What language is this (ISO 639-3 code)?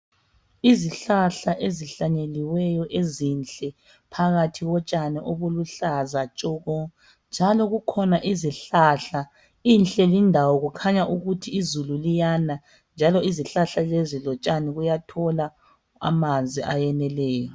nde